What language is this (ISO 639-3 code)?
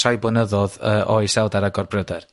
cym